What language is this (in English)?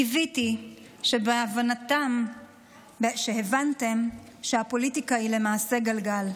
Hebrew